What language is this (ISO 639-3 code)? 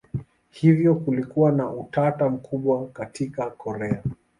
swa